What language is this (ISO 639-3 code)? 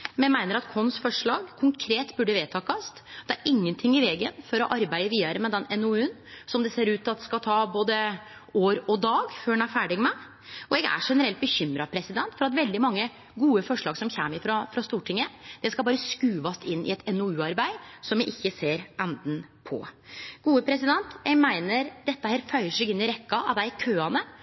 nno